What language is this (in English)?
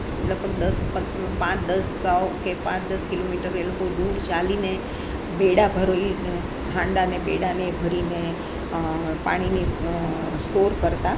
Gujarati